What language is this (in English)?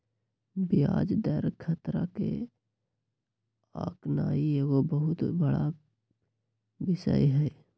Magahi